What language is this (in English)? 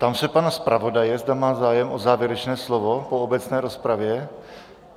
Czech